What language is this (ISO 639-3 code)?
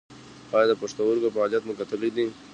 pus